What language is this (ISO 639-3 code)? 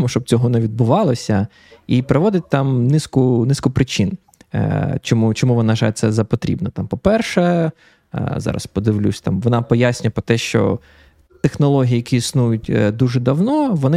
ukr